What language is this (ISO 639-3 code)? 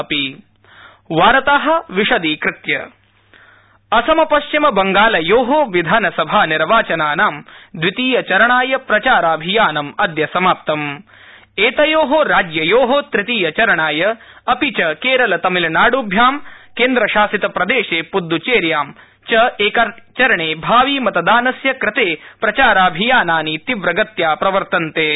san